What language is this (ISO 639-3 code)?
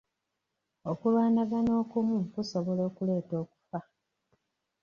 lug